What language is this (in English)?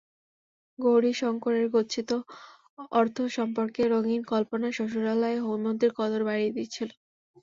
Bangla